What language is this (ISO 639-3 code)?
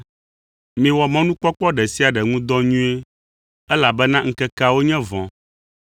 ewe